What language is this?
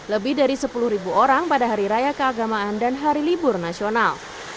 Indonesian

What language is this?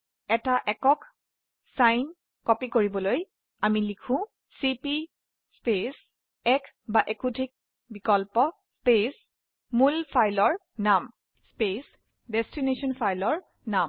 Assamese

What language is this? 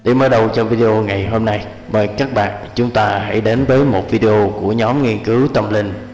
Vietnamese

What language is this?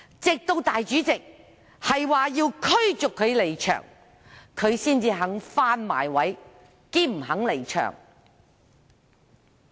Cantonese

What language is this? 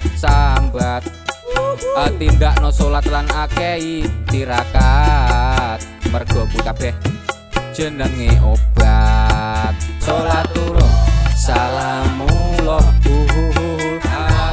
Indonesian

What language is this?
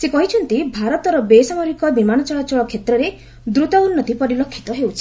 Odia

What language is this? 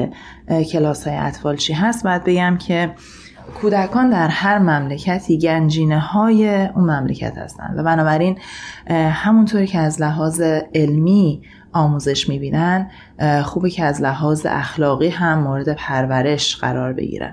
Persian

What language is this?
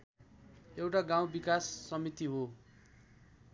Nepali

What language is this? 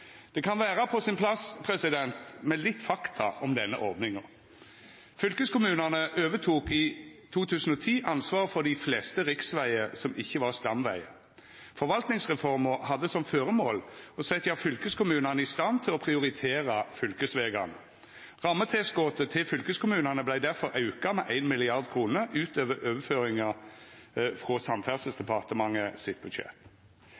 Norwegian Nynorsk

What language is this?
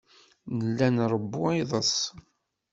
Kabyle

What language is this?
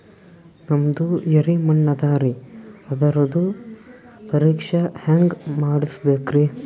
Kannada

